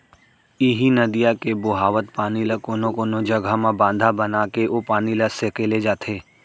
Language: Chhattisgarhi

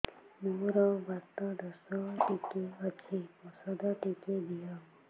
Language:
Odia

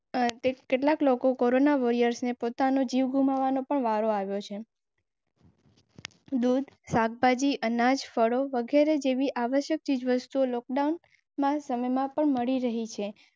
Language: Gujarati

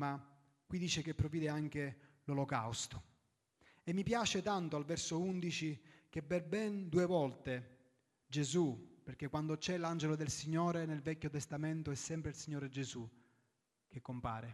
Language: Italian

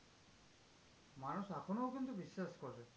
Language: Bangla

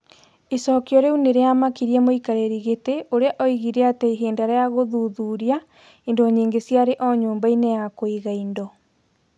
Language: Kikuyu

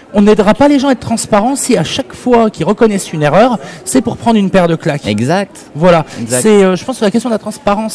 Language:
French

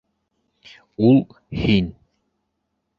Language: Bashkir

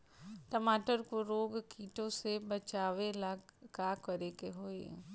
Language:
Bhojpuri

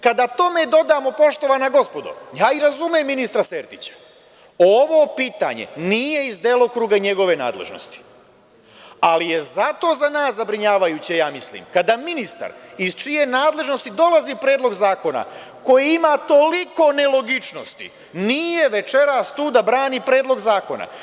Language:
Serbian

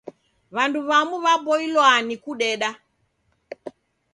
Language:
Taita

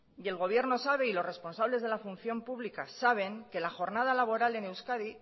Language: Spanish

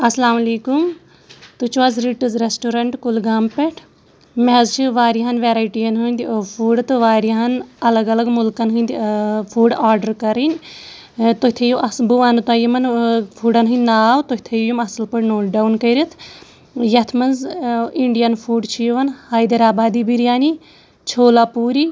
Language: Kashmiri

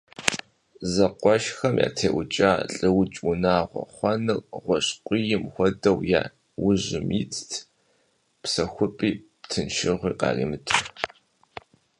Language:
Kabardian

